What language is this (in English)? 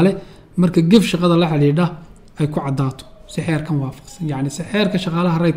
Arabic